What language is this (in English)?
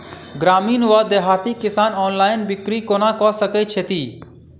Maithili